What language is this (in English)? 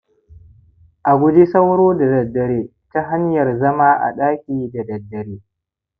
Hausa